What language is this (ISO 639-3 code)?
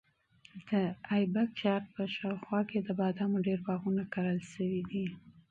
pus